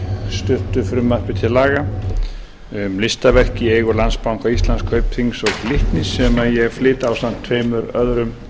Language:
Icelandic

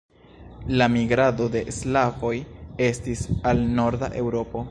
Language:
Esperanto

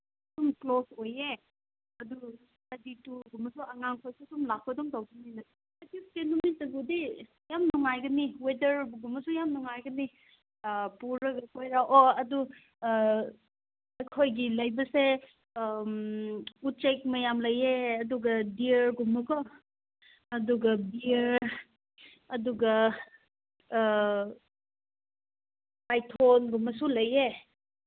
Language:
Manipuri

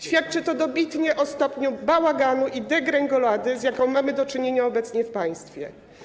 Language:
Polish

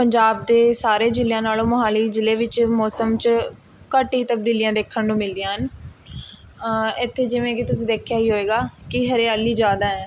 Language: Punjabi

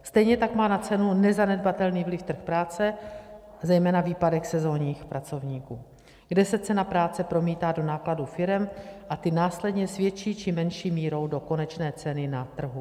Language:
Czech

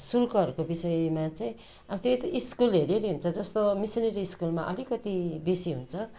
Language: Nepali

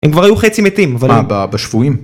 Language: Hebrew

